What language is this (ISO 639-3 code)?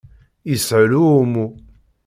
kab